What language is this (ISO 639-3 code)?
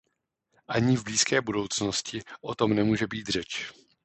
ces